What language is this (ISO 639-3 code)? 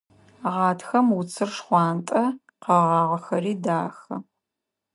ady